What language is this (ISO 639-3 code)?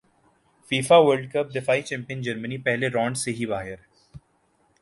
urd